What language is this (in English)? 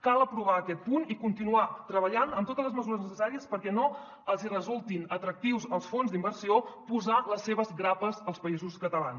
Catalan